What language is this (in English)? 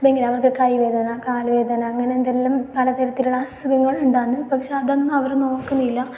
Malayalam